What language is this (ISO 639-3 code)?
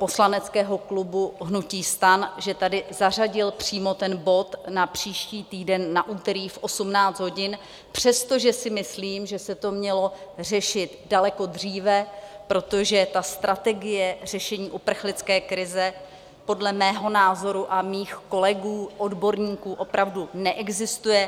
ces